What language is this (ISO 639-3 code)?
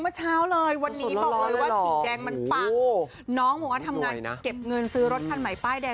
tha